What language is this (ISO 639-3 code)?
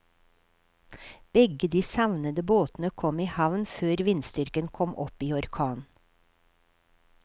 nor